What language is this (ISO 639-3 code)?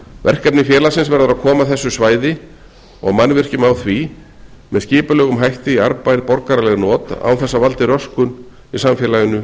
isl